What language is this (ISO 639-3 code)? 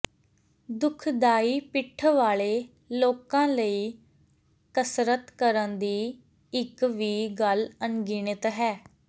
pan